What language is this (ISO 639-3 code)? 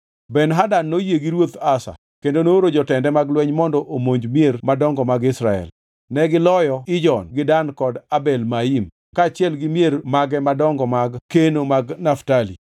luo